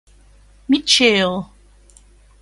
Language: Thai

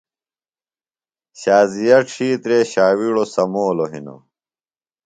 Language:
Phalura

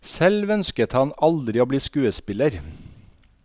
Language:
Norwegian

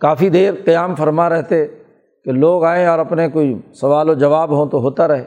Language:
Urdu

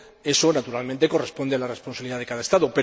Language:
Spanish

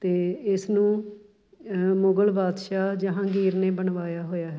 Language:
Punjabi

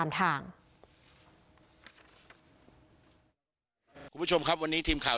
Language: Thai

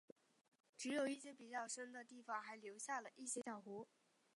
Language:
Chinese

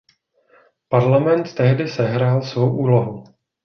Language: Czech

